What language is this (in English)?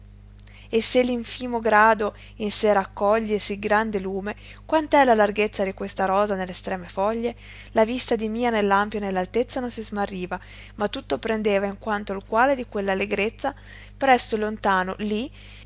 Italian